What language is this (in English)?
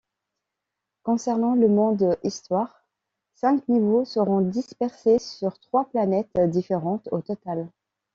French